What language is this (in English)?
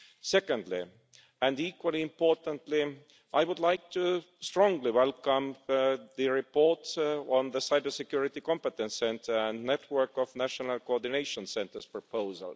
English